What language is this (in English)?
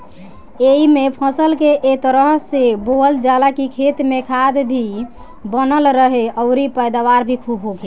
Bhojpuri